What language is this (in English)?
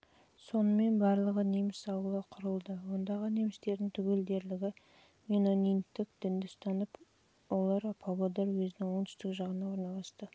Kazakh